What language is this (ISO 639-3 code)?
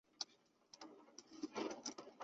zho